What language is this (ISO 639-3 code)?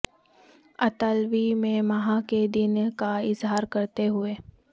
urd